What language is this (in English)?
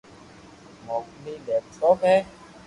Loarki